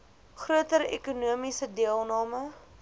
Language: Afrikaans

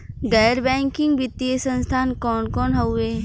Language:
Bhojpuri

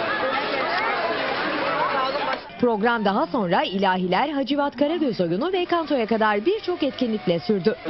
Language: Turkish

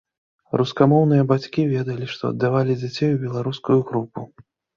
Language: Belarusian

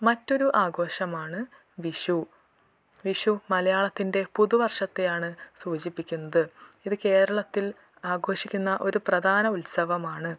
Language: Malayalam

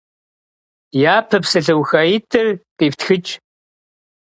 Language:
Kabardian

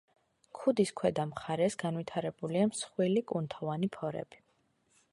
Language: Georgian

